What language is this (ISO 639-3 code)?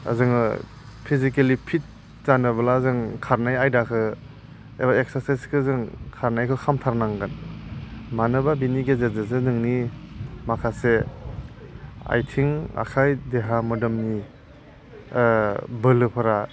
brx